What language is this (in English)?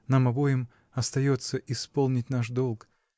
Russian